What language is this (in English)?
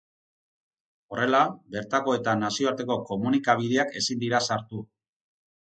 Basque